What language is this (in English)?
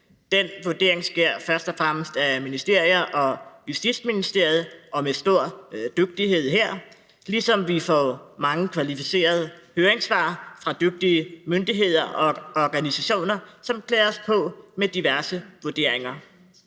Danish